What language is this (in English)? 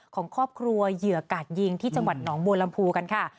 Thai